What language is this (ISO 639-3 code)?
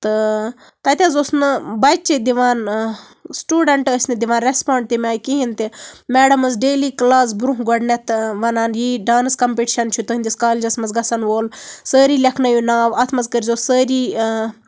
kas